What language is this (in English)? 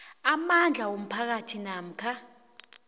South Ndebele